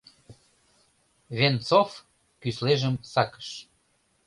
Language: Mari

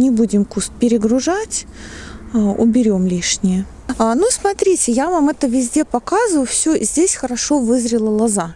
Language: Russian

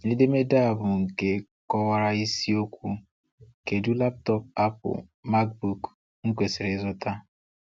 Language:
Igbo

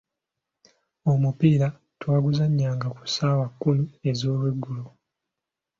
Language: Ganda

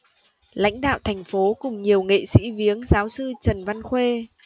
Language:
Vietnamese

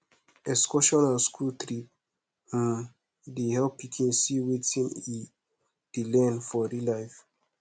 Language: Nigerian Pidgin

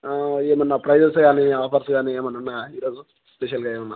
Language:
Telugu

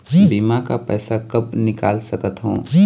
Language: Chhattisgarhi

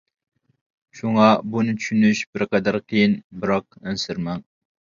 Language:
Uyghur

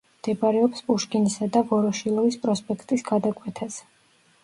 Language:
Georgian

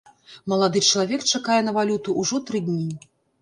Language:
Belarusian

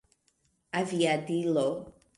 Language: Esperanto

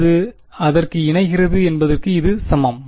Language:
Tamil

